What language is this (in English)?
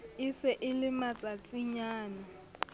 Southern Sotho